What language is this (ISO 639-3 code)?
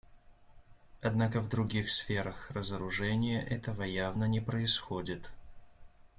rus